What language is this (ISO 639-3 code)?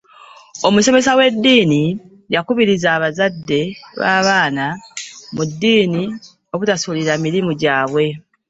lug